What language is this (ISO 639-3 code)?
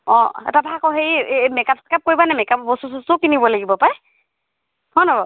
asm